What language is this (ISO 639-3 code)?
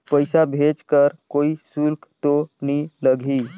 hne